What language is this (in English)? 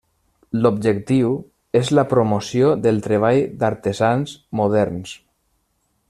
Catalan